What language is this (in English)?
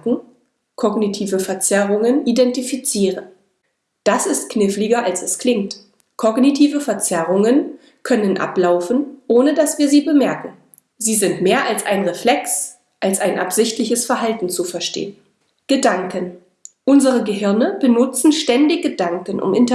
German